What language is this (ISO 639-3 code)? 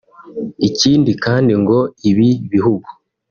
kin